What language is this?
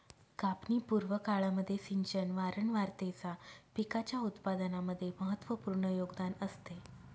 Marathi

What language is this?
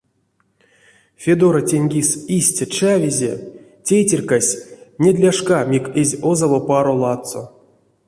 Erzya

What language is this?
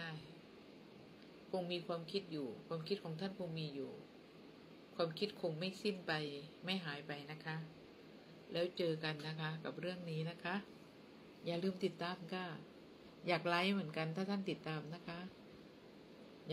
Thai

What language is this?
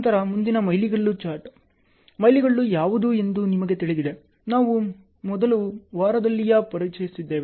Kannada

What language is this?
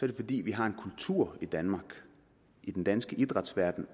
Danish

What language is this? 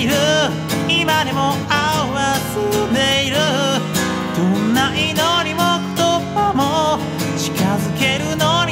Japanese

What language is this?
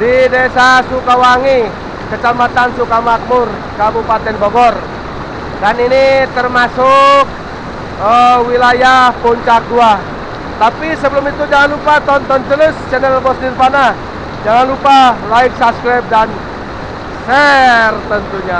Indonesian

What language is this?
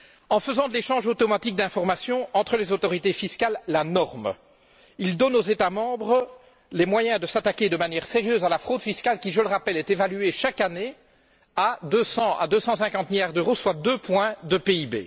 French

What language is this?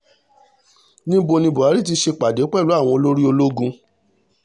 Yoruba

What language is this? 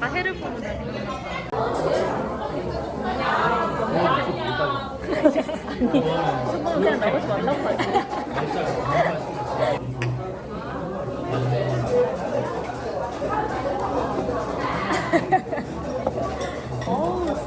Korean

